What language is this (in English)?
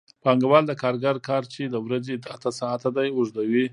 Pashto